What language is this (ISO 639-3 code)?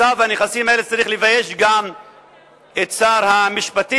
heb